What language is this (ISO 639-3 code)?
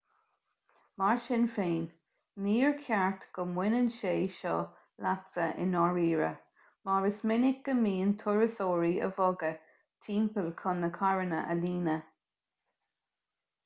gle